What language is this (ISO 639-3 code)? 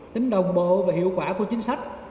vie